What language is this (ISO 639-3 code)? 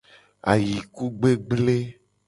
gej